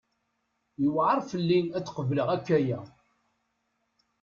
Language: Kabyle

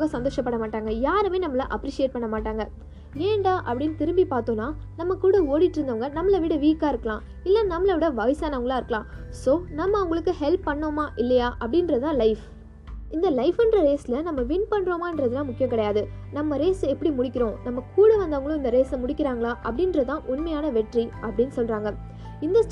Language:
Tamil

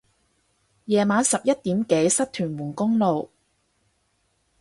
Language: Cantonese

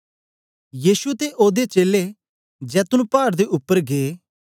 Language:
Dogri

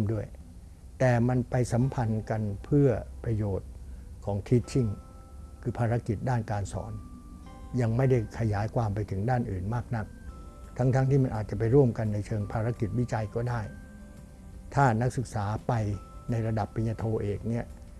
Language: Thai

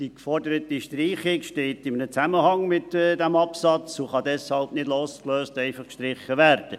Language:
Swiss German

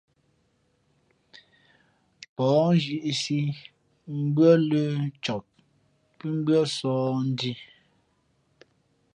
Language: Fe'fe'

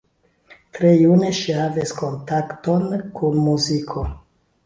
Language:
Esperanto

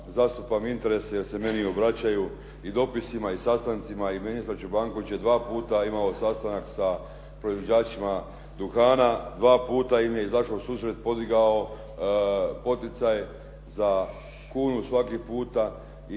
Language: Croatian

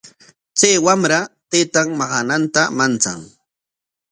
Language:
Corongo Ancash Quechua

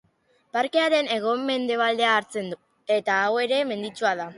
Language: Basque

